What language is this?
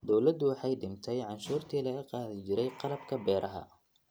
Somali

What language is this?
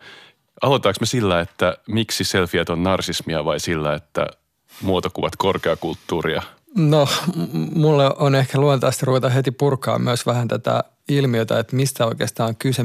Finnish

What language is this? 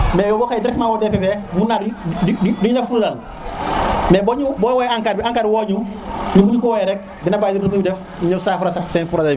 Serer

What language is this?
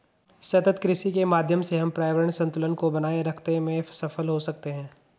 Hindi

